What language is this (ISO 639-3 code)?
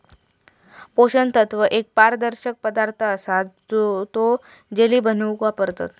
mar